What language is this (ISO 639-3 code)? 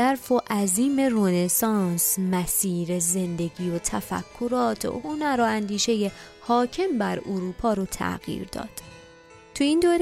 fas